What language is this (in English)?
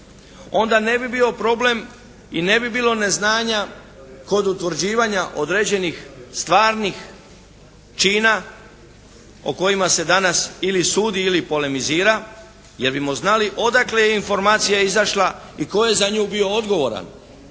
Croatian